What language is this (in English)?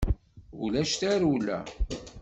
Kabyle